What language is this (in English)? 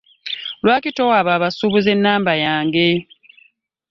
Ganda